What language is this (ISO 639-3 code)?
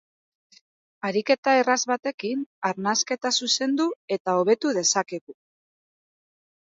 eus